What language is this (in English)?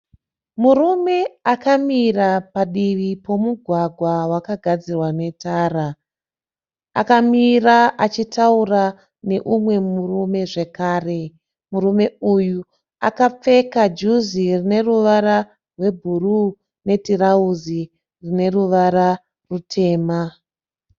Shona